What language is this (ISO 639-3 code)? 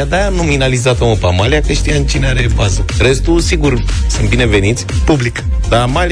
ron